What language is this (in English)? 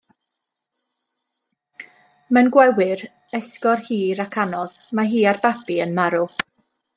Welsh